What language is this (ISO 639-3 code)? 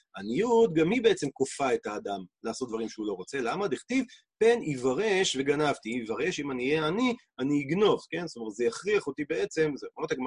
heb